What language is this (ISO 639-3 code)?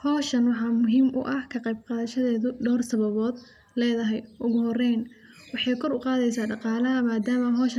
som